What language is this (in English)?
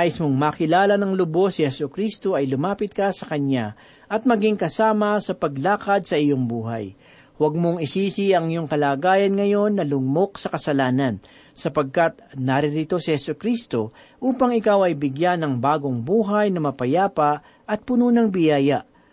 Filipino